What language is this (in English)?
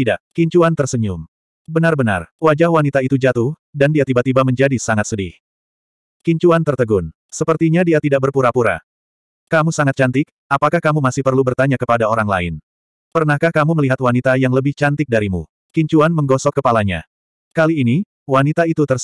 Indonesian